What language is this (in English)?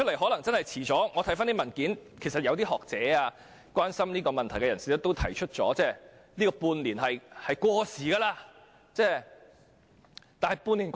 Cantonese